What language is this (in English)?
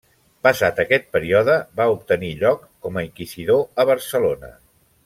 Catalan